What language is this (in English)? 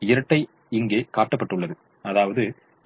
Tamil